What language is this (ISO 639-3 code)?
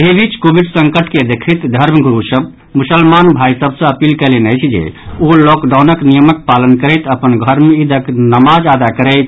mai